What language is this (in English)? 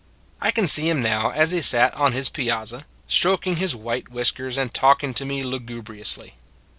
English